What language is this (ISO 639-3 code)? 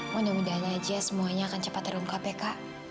ind